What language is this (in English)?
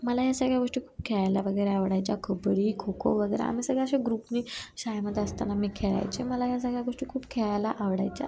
Marathi